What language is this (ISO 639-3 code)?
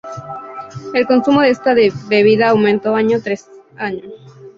spa